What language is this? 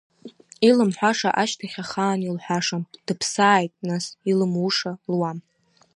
Abkhazian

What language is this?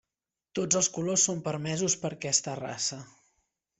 Catalan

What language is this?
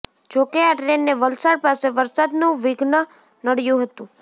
Gujarati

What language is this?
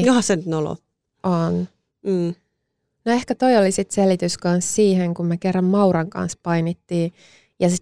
Finnish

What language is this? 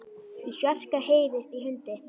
Icelandic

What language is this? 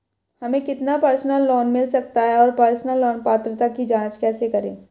Hindi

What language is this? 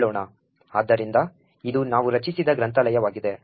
Kannada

